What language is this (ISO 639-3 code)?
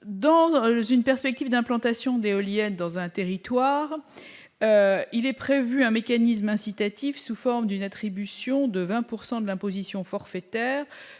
fra